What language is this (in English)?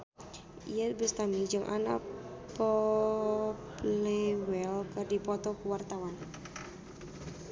Sundanese